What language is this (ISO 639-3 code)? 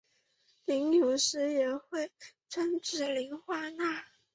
zho